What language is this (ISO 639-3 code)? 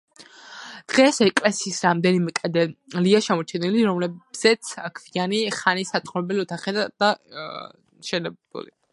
kat